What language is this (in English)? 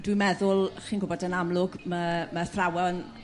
Welsh